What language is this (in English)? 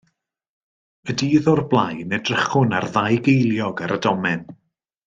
Welsh